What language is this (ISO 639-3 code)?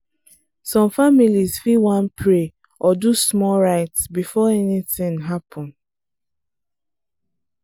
pcm